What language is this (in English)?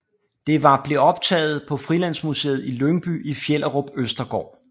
Danish